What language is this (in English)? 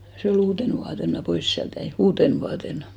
Finnish